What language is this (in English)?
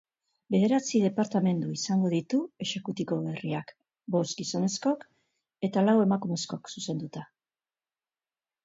Basque